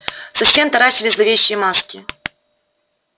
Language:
Russian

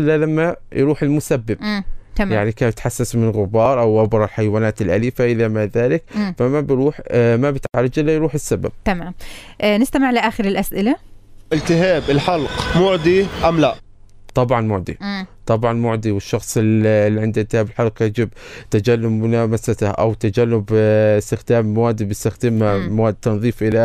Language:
Arabic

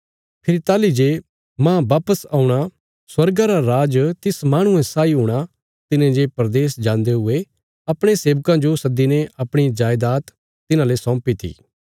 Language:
Bilaspuri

